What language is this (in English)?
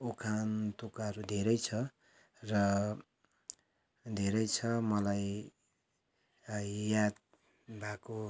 Nepali